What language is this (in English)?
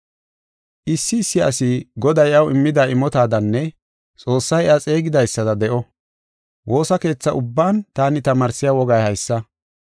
Gofa